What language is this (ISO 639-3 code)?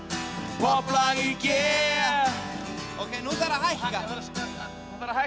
isl